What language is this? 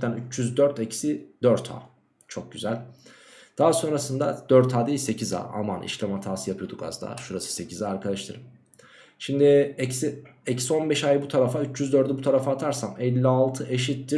Turkish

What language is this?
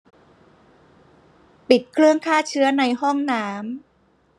Thai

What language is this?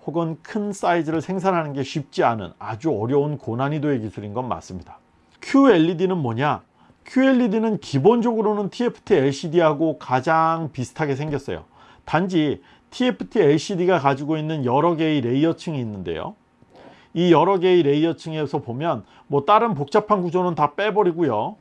Korean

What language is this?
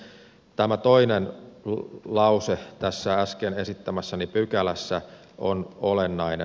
Finnish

